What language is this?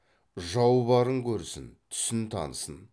Kazakh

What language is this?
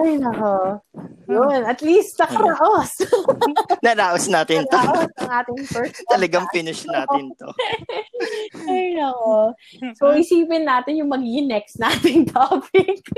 Filipino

